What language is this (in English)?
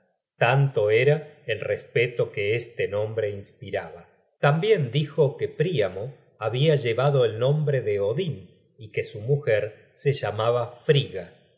Spanish